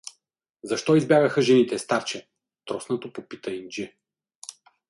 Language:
Bulgarian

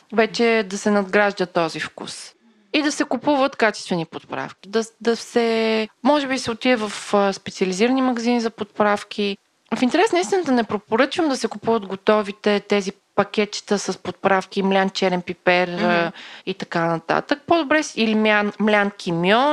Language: Bulgarian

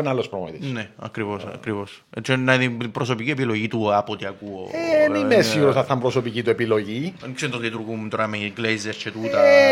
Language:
Greek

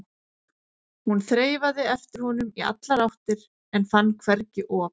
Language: Icelandic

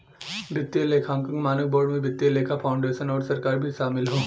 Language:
Bhojpuri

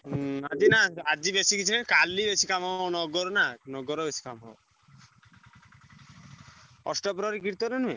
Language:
Odia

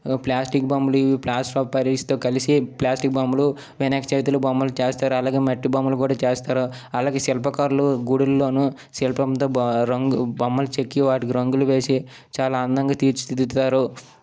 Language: Telugu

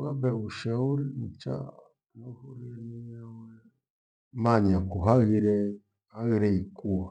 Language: Gweno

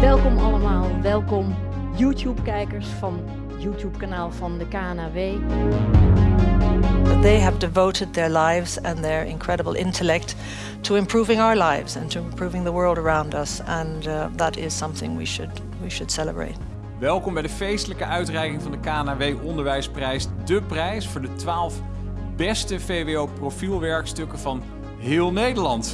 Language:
Dutch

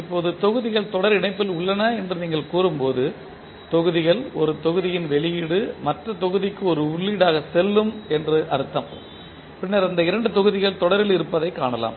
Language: Tamil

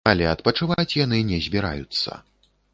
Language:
Belarusian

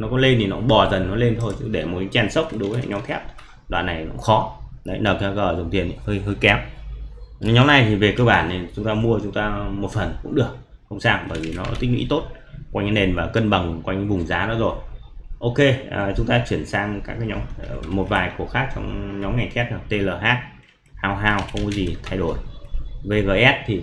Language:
Vietnamese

